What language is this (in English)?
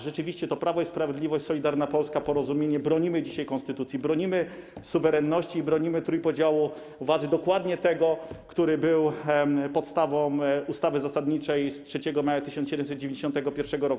Polish